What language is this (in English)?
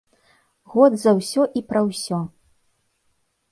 Belarusian